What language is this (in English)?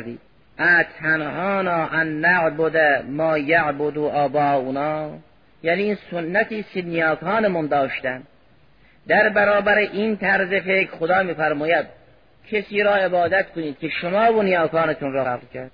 Persian